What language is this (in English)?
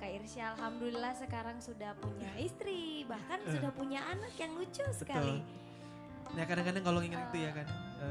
Indonesian